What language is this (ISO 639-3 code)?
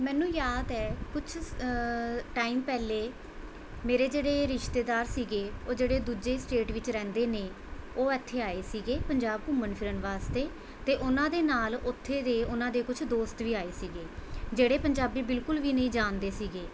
pan